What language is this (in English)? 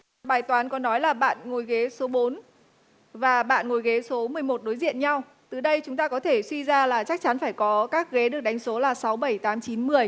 Vietnamese